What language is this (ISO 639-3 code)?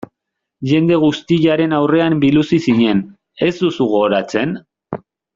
eus